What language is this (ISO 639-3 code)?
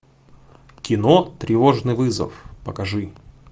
rus